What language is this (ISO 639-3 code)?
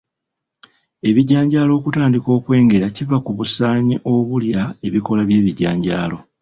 lug